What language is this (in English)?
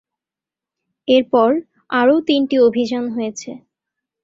Bangla